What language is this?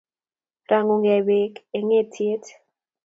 Kalenjin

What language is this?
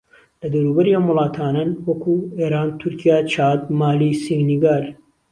Central Kurdish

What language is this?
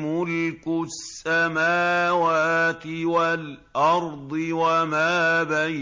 Arabic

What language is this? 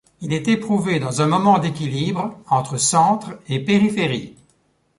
French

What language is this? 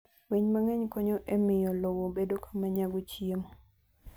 Luo (Kenya and Tanzania)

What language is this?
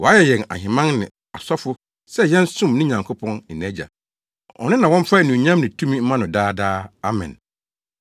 Akan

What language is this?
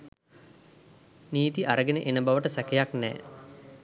Sinhala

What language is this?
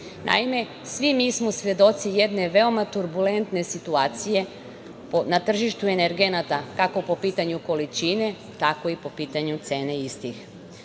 Serbian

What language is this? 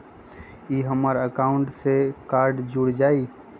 Magahi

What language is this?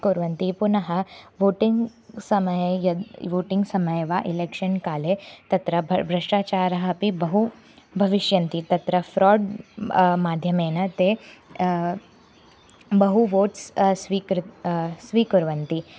Sanskrit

